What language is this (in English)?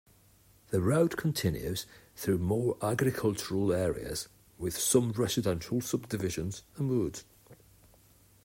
English